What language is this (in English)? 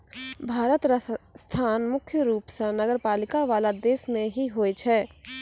Maithili